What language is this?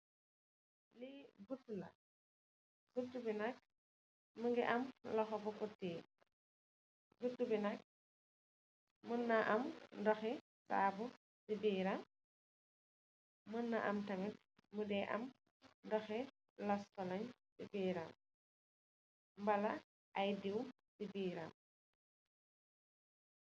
Wolof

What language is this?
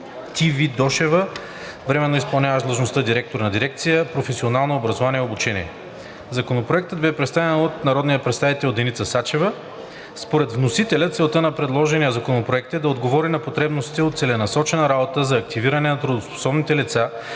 Bulgarian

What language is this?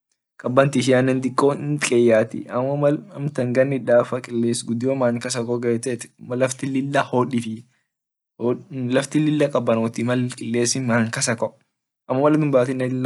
Orma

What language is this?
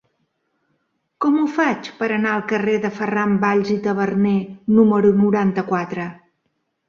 Catalan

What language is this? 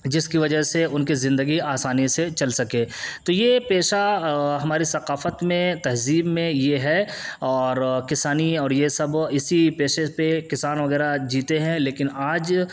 Urdu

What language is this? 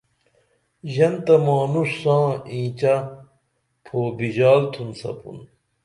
Dameli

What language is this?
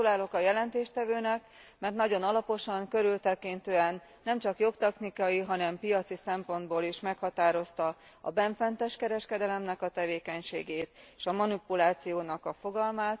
Hungarian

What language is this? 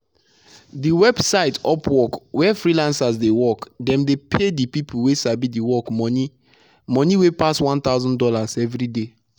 Nigerian Pidgin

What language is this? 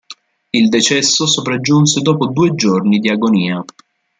Italian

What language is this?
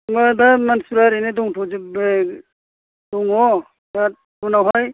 Bodo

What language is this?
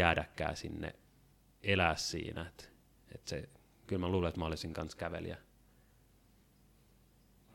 Finnish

